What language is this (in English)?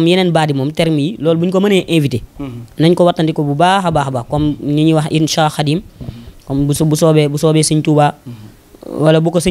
Arabic